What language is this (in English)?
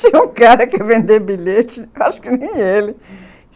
Portuguese